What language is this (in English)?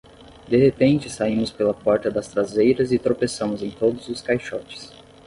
Portuguese